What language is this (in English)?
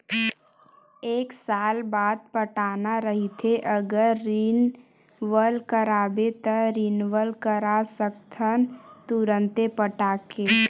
Chhattisgarhi